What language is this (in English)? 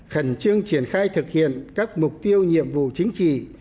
Vietnamese